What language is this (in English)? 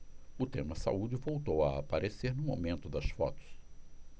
Portuguese